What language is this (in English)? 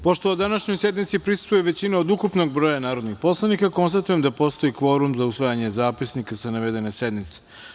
Serbian